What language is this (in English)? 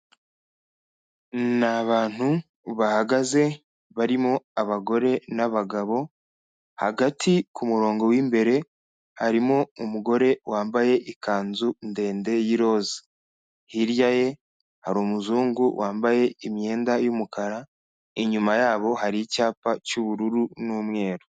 Kinyarwanda